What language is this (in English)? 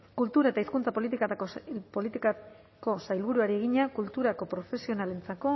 Basque